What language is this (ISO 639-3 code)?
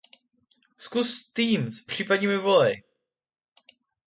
ces